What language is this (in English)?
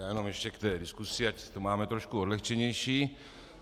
Czech